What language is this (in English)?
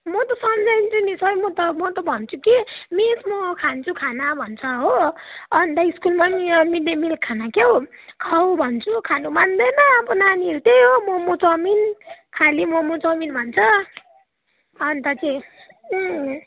Nepali